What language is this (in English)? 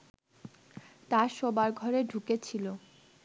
Bangla